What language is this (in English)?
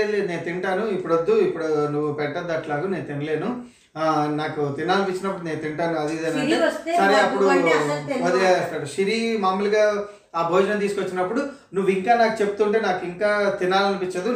Telugu